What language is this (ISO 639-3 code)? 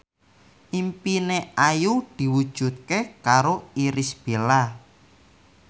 jav